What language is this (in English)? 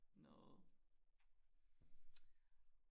Danish